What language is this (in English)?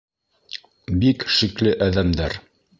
Bashkir